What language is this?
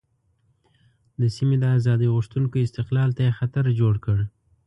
Pashto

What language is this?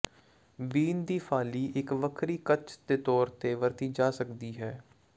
Punjabi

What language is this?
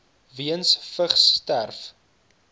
Afrikaans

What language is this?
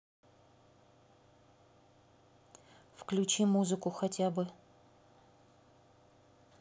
Russian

